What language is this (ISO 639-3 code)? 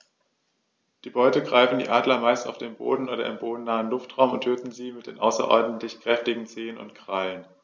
deu